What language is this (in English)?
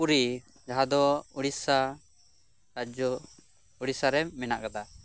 Santali